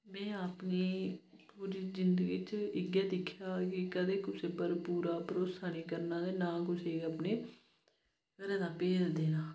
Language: Dogri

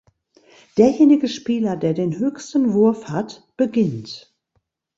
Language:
German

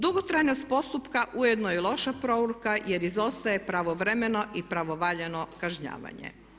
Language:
Croatian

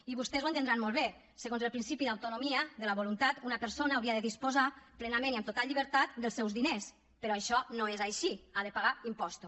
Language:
Catalan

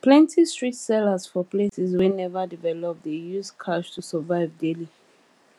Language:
Nigerian Pidgin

